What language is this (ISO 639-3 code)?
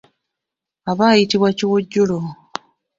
lug